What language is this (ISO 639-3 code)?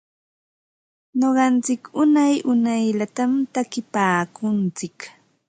qva